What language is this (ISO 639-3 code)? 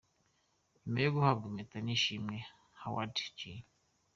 kin